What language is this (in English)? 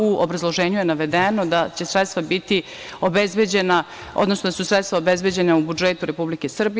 Serbian